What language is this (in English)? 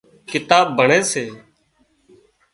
Wadiyara Koli